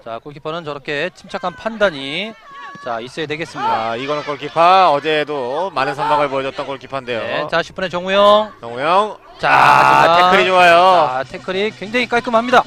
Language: Korean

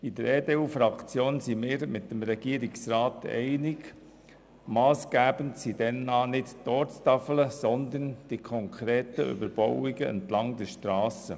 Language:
Swiss German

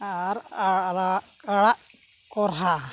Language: Santali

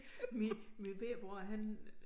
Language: Danish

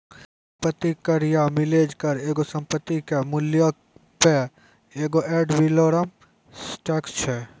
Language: Maithili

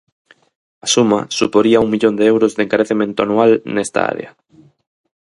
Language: Galician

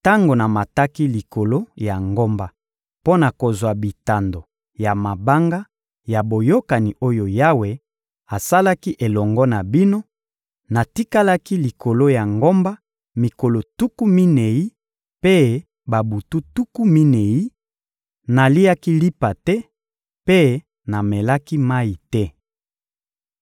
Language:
Lingala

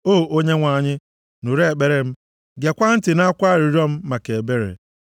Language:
Igbo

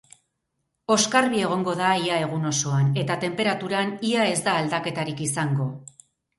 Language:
Basque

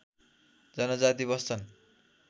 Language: Nepali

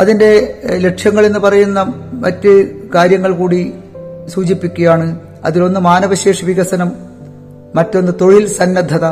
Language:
Malayalam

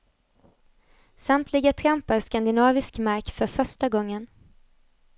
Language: Swedish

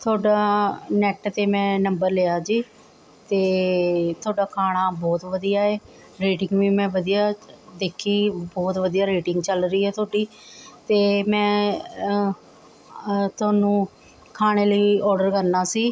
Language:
Punjabi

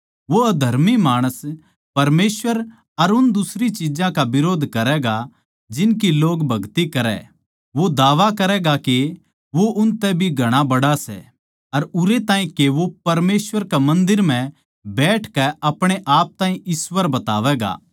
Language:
Haryanvi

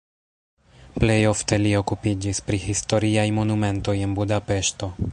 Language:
Esperanto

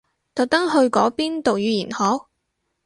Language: Cantonese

